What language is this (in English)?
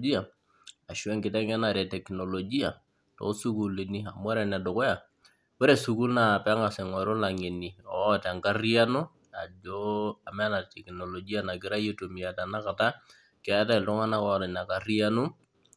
Masai